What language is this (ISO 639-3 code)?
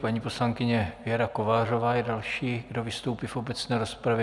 ces